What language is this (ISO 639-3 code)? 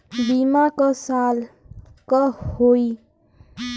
bho